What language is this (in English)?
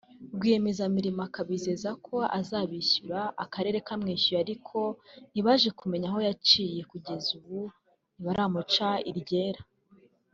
Kinyarwanda